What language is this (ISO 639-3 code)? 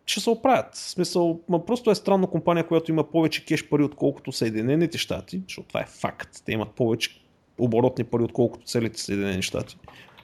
bul